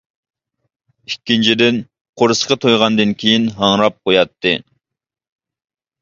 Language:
Uyghur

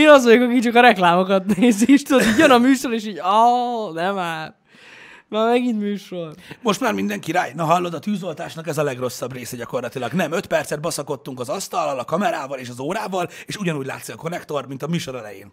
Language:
Hungarian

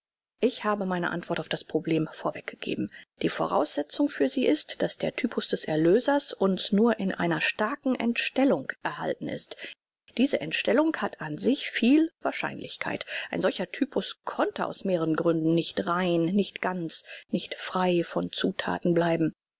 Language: German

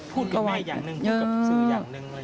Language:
Thai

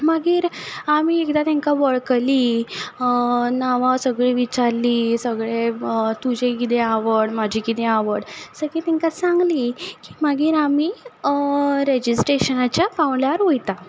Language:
Konkani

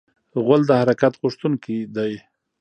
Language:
Pashto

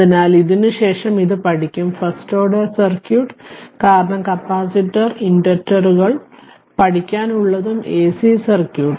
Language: Malayalam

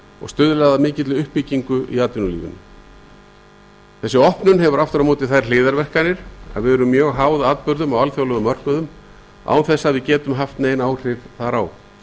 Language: Icelandic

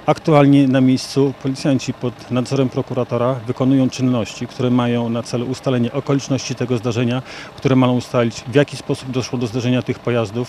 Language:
Polish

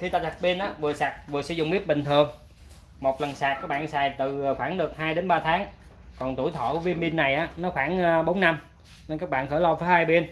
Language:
Vietnamese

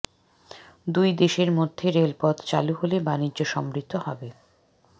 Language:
Bangla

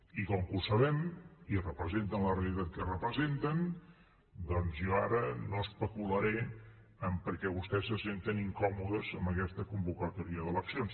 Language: Catalan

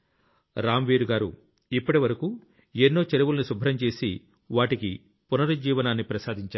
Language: Telugu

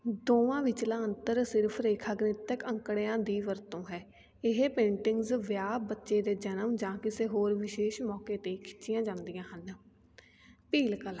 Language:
Punjabi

